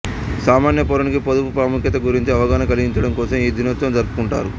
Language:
Telugu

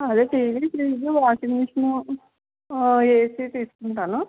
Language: Telugu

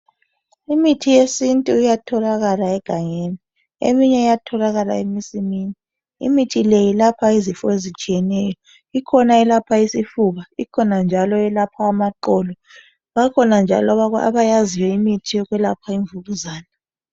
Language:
North Ndebele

